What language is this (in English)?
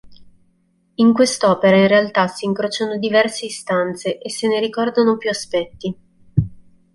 Italian